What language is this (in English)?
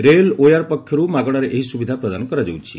Odia